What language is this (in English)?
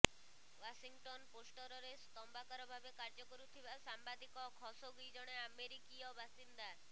Odia